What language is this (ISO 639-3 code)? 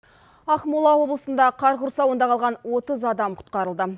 kaz